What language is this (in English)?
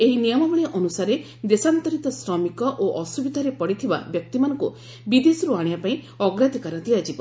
Odia